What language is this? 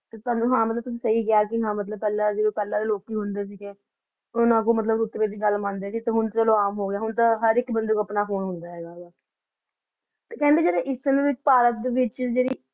Punjabi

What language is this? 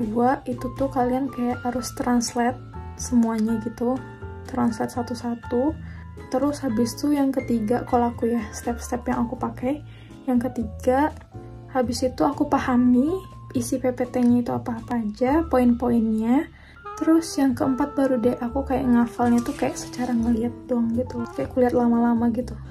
Indonesian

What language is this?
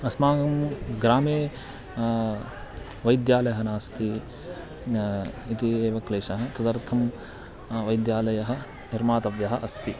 Sanskrit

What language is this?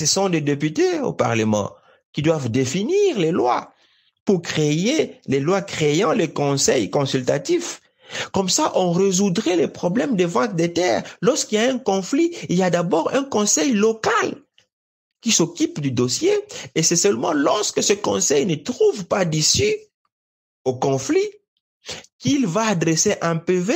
French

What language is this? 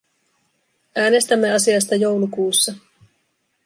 Finnish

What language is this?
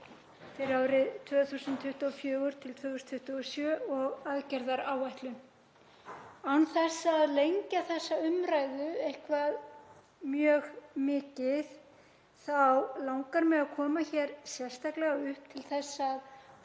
Icelandic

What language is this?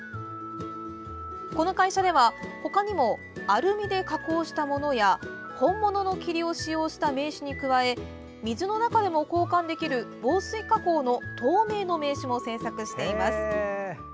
Japanese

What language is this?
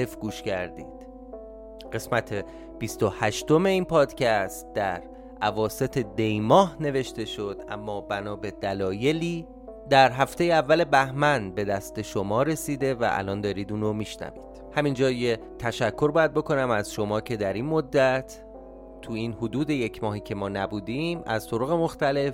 Persian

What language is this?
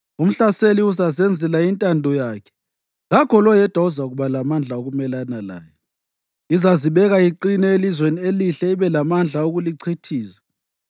North Ndebele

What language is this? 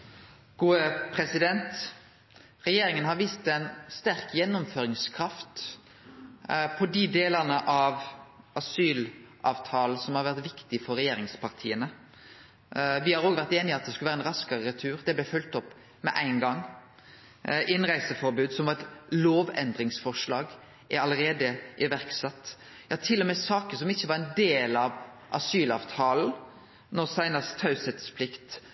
Norwegian Nynorsk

